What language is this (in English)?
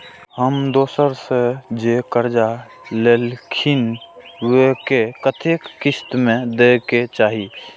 Maithili